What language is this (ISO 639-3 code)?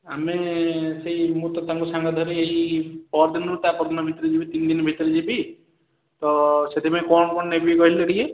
ori